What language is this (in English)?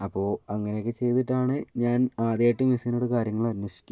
Malayalam